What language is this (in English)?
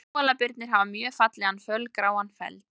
Icelandic